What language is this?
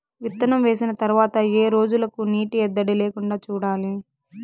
Telugu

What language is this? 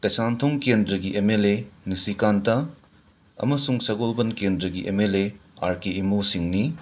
Manipuri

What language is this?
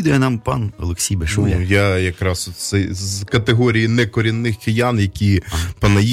Ukrainian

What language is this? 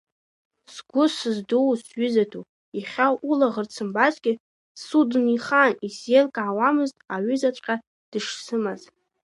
Abkhazian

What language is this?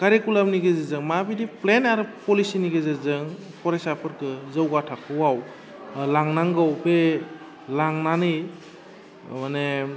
Bodo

